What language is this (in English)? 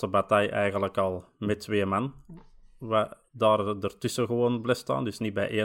Dutch